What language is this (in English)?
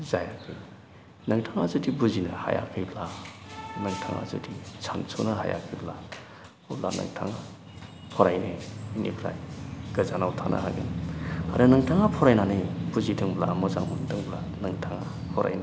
Bodo